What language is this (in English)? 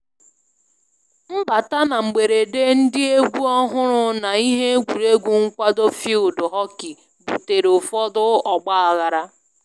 Igbo